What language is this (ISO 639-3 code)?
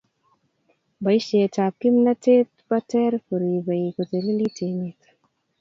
kln